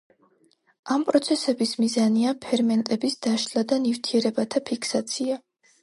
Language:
Georgian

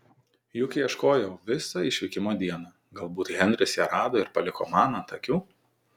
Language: Lithuanian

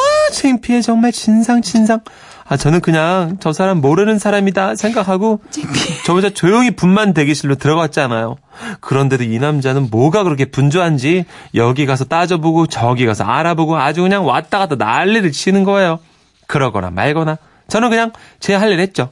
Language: Korean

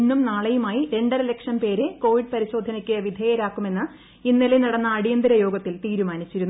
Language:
Malayalam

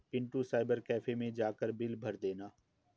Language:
Hindi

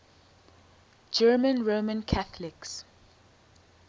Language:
English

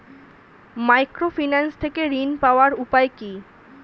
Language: Bangla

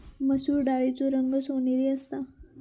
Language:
Marathi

